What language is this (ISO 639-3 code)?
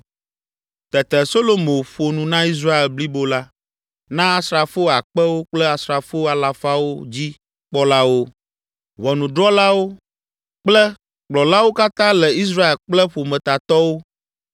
ewe